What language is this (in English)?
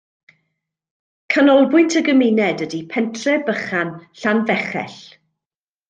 Welsh